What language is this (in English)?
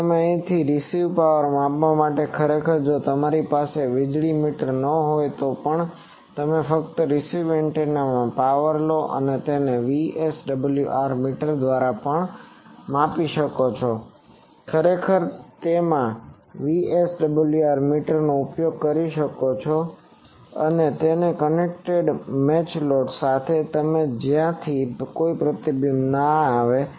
Gujarati